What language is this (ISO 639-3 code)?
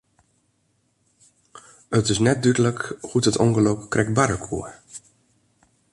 fry